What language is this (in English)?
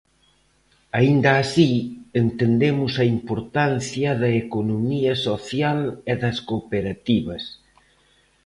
Galician